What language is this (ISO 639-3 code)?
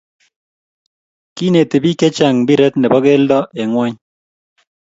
kln